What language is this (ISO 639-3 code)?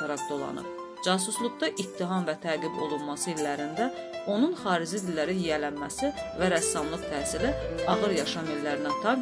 tur